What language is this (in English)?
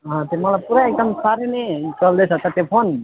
Nepali